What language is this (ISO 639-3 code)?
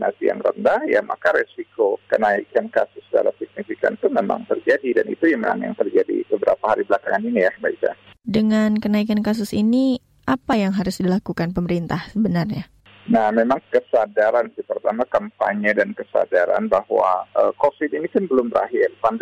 ind